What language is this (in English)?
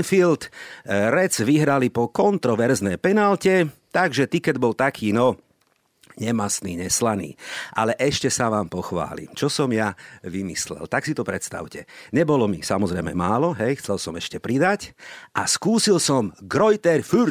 Slovak